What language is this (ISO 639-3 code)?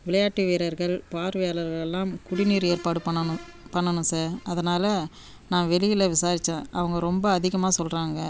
tam